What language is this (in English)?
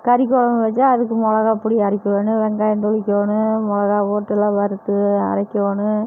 Tamil